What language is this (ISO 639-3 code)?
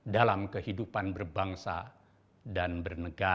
ind